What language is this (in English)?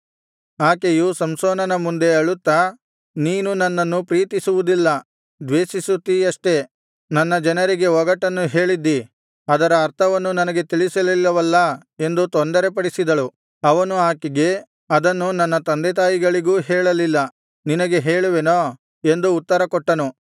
Kannada